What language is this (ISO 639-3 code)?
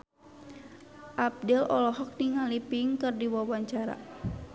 sun